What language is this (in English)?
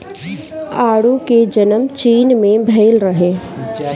Bhojpuri